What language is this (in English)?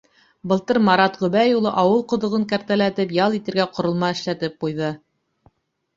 Bashkir